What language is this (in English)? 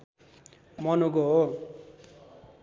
Nepali